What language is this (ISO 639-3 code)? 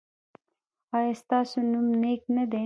pus